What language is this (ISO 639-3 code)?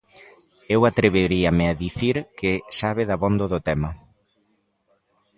glg